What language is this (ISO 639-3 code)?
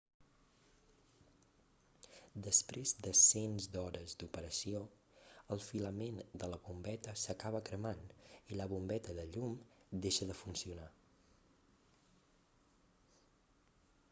cat